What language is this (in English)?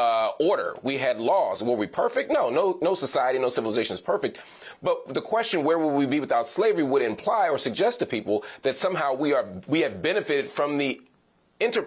English